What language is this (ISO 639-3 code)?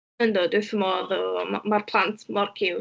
cym